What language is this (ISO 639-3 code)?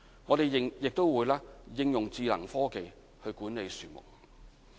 yue